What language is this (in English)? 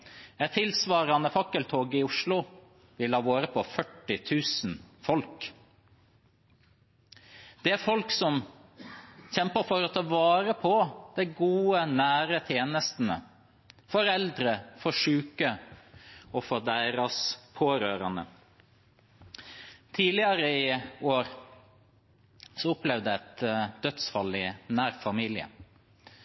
Norwegian Bokmål